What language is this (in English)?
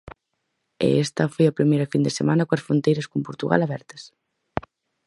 Galician